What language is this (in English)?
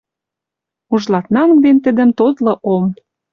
Western Mari